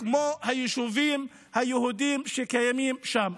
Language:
Hebrew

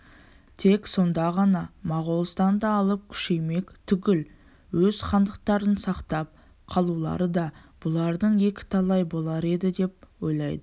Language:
Kazakh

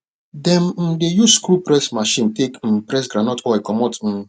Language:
Nigerian Pidgin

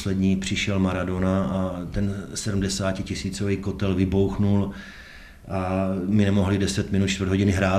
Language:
Czech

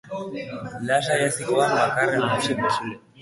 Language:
Basque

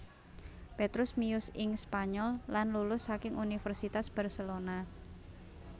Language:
Javanese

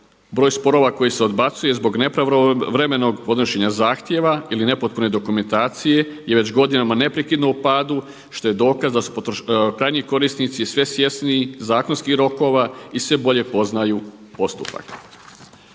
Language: Croatian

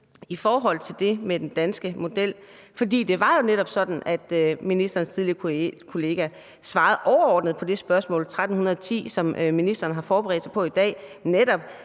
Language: Danish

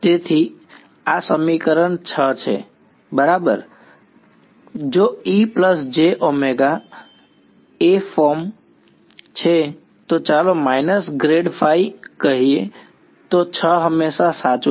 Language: Gujarati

